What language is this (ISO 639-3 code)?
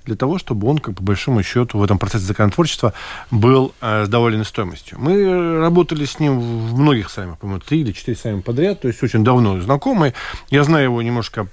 rus